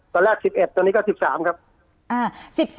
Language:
Thai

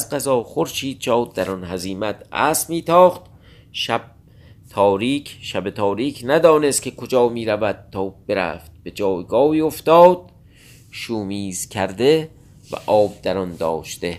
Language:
Persian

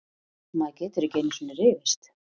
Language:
Icelandic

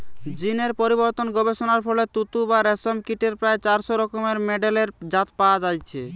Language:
Bangla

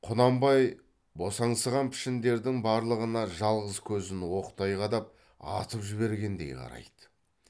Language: Kazakh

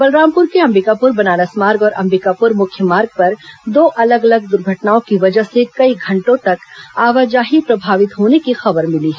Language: Hindi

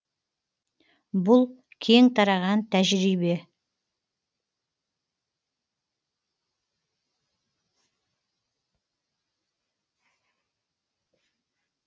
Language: Kazakh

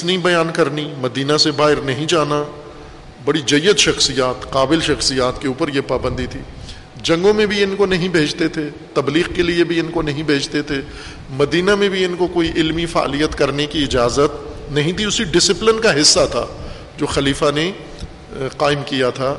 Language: Urdu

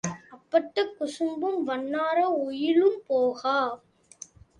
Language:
Tamil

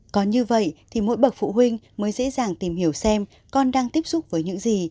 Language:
Vietnamese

